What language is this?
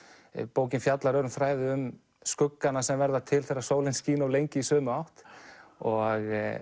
Icelandic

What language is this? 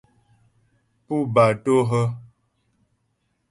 Ghomala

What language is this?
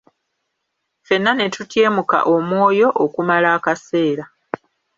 Ganda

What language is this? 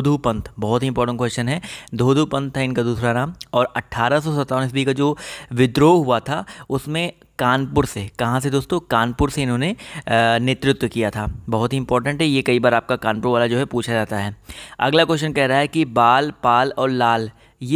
Hindi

